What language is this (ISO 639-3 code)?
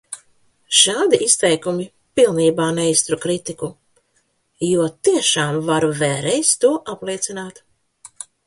lav